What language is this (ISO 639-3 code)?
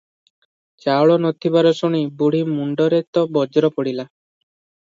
ori